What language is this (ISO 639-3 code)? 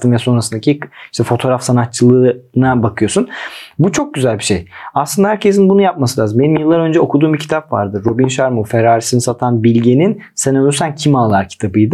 tur